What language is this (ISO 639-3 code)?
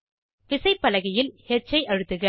tam